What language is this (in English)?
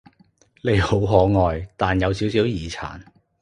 Cantonese